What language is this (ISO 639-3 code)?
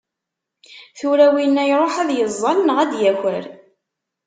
kab